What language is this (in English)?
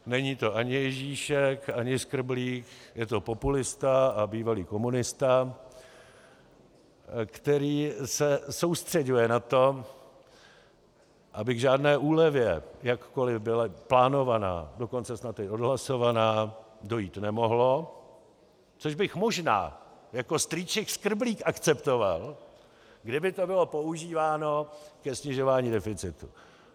Czech